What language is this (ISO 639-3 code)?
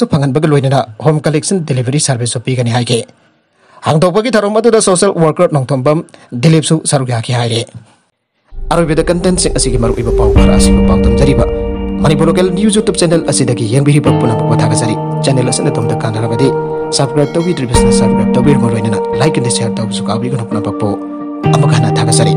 ind